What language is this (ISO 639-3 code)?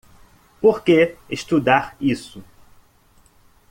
por